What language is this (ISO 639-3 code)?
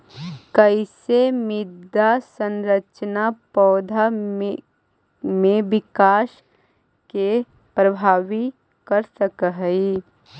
mag